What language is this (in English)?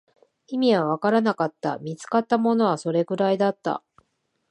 Japanese